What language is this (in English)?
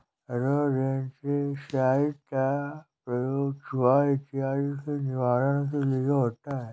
Hindi